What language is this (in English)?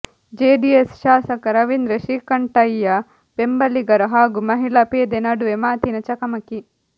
Kannada